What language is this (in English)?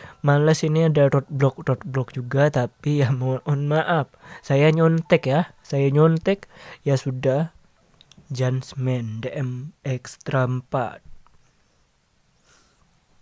Indonesian